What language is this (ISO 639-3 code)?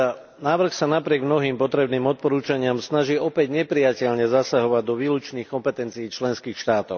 slk